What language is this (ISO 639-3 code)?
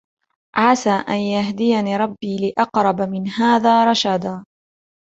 ara